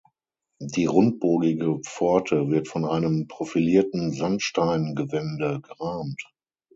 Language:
German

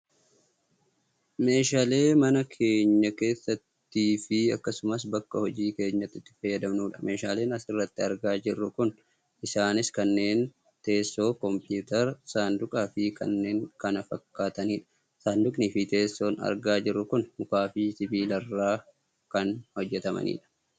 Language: Oromo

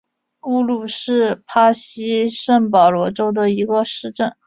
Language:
Chinese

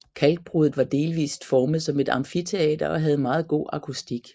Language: Danish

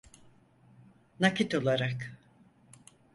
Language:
Turkish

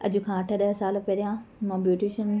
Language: Sindhi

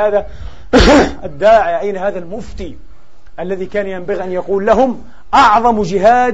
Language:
Arabic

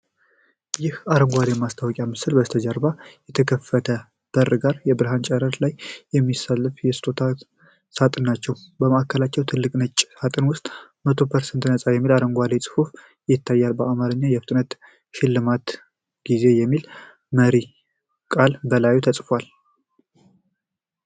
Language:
Amharic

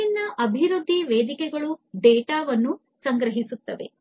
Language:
Kannada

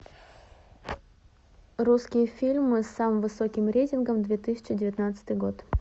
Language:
Russian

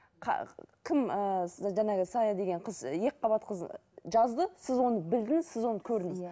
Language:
Kazakh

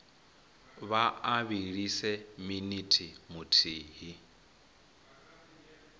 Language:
Venda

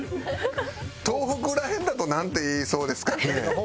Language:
Japanese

